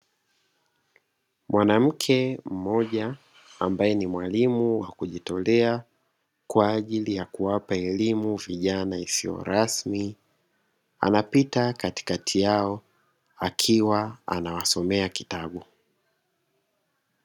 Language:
Swahili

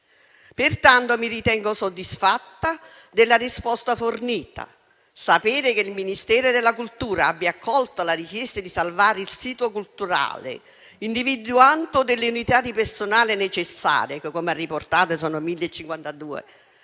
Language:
Italian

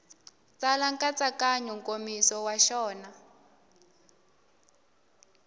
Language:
Tsonga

